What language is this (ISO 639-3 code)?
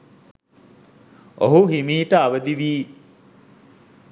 sin